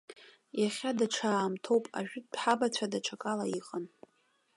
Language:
Abkhazian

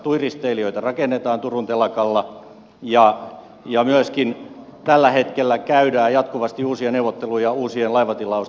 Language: Finnish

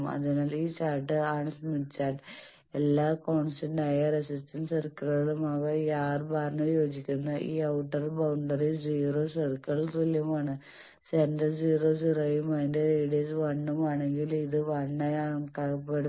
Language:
Malayalam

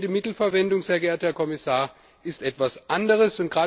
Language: German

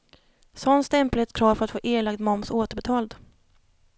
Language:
Swedish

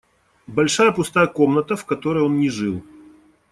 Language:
Russian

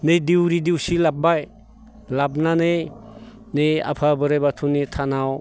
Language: Bodo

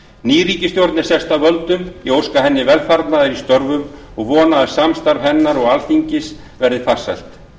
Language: Icelandic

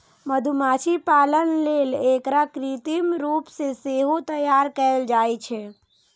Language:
Maithili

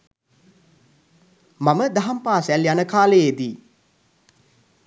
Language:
Sinhala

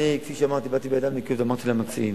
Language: Hebrew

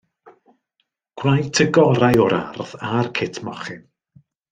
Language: Welsh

